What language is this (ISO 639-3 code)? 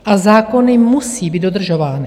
ces